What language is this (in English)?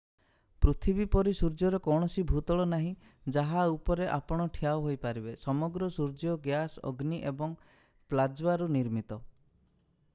Odia